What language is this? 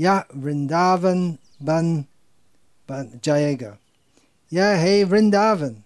Hindi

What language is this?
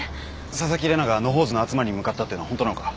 Japanese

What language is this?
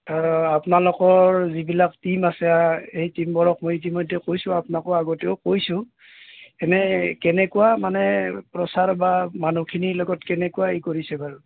Assamese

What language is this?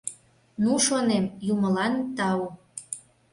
Mari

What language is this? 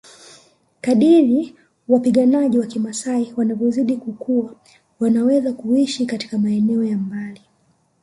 Swahili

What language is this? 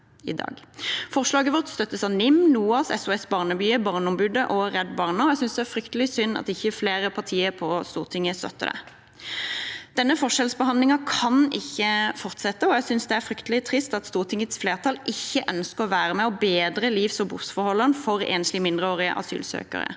Norwegian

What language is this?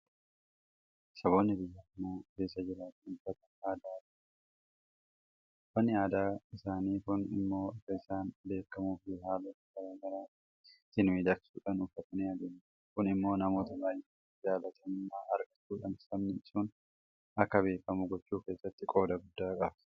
Oromo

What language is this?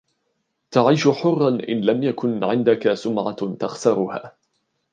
Arabic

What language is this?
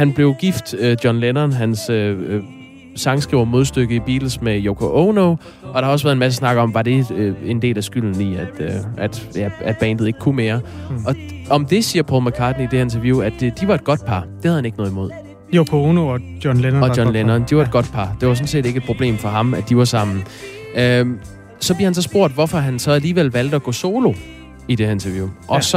Danish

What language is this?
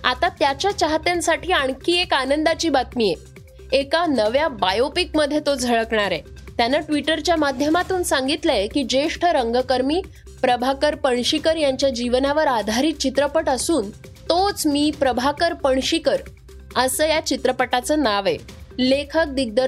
Marathi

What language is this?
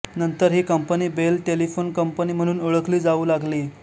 Marathi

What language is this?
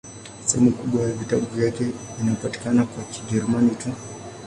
Swahili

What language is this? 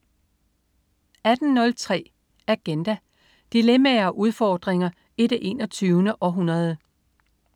Danish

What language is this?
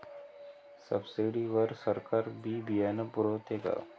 Marathi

